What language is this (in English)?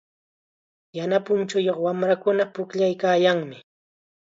Chiquián Ancash Quechua